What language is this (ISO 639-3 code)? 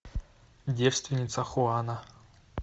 rus